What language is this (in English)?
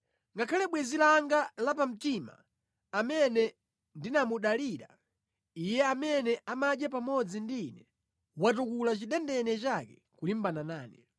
Nyanja